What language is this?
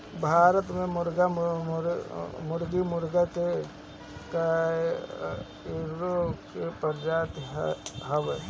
Bhojpuri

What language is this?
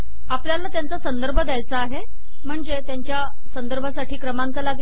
Marathi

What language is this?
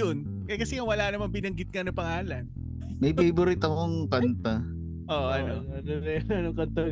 Filipino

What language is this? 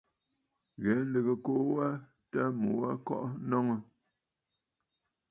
Bafut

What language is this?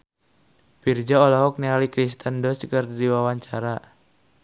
Sundanese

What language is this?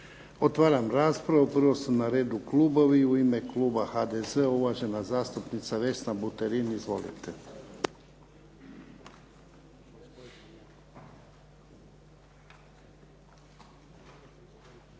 Croatian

